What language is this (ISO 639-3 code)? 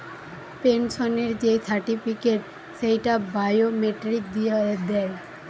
ben